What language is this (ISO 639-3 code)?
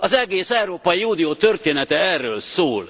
hun